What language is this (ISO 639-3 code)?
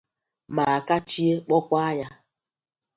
ibo